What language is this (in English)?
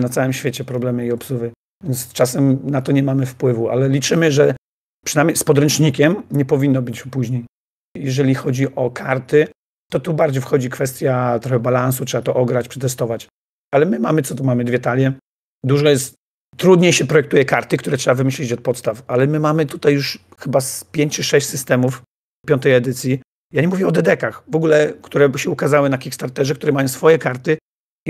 Polish